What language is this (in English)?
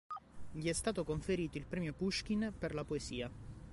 Italian